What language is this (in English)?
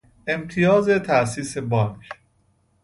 Persian